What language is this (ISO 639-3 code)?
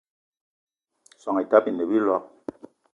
eto